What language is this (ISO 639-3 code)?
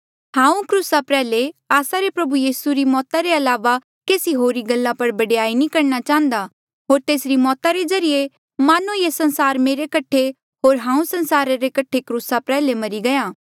mjl